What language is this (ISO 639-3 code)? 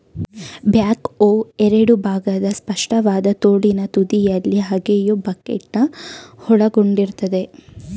kan